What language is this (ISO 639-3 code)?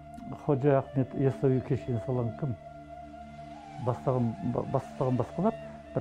tur